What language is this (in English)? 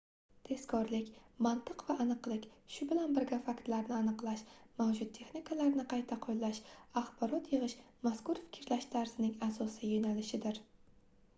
Uzbek